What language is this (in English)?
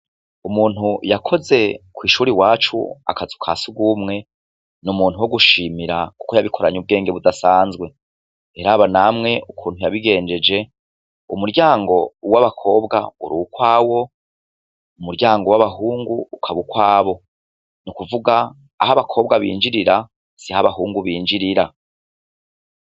Rundi